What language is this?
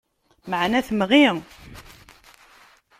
Kabyle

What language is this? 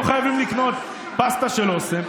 Hebrew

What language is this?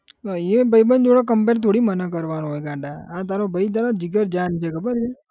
Gujarati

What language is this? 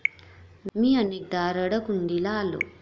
Marathi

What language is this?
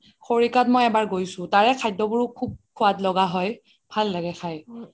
Assamese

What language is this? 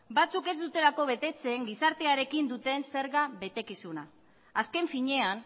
Basque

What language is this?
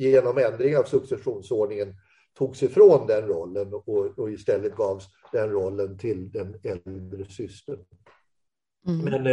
Swedish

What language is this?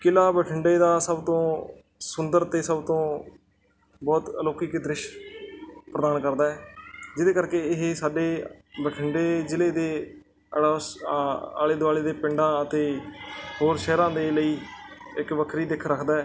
Punjabi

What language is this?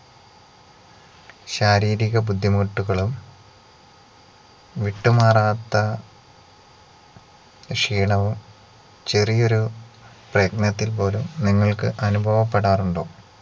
Malayalam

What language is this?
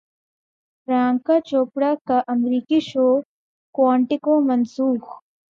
Urdu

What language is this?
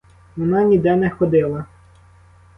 Ukrainian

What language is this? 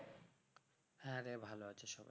Bangla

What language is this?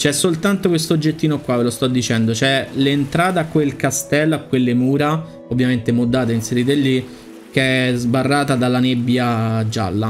Italian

